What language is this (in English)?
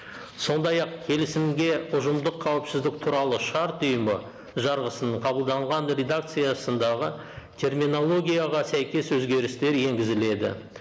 Kazakh